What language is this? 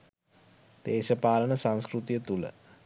Sinhala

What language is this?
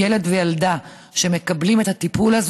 Hebrew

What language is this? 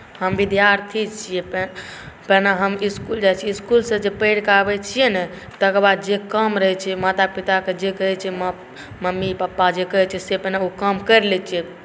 Maithili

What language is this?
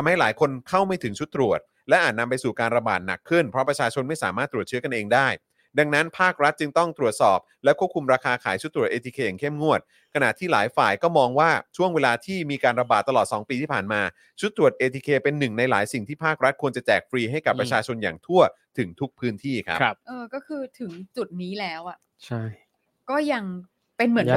Thai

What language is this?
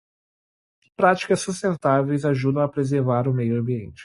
Portuguese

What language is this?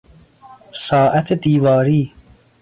Persian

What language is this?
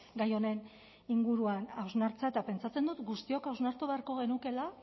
Basque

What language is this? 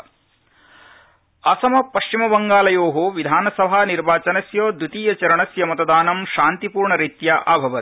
Sanskrit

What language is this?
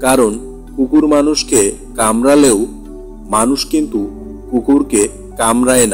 Hindi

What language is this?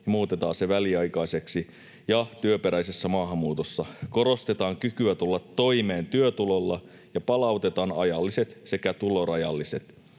Finnish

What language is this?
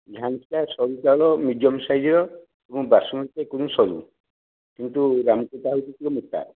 Odia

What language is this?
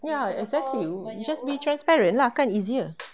English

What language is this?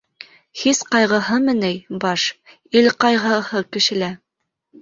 Bashkir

